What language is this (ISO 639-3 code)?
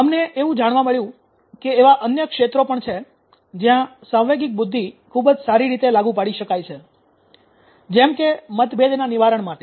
guj